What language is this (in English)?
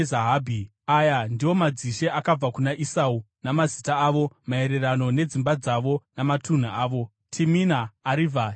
Shona